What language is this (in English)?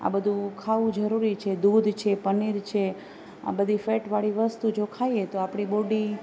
Gujarati